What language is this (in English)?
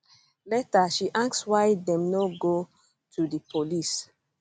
Nigerian Pidgin